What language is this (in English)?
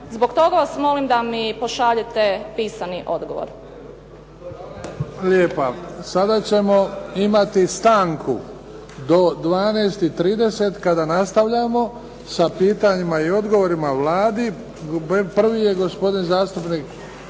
Croatian